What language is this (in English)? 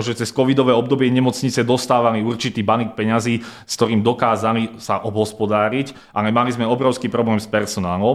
Slovak